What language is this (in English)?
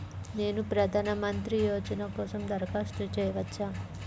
Telugu